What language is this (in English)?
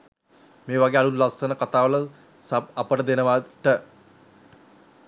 Sinhala